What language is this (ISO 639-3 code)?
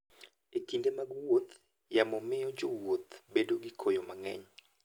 luo